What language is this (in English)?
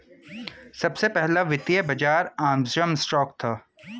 Hindi